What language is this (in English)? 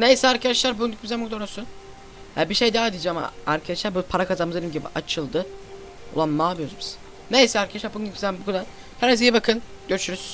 Turkish